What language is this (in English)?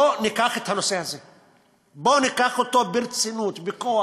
Hebrew